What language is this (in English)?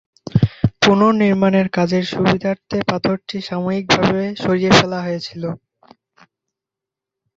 Bangla